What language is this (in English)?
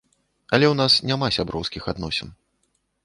Belarusian